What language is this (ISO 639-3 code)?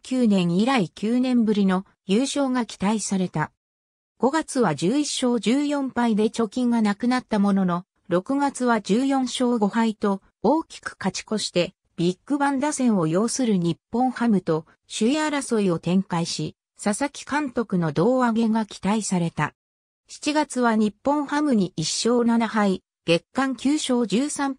jpn